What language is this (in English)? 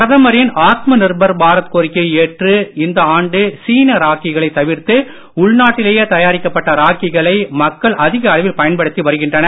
Tamil